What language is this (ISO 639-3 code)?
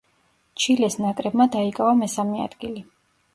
kat